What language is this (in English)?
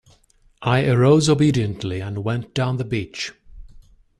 English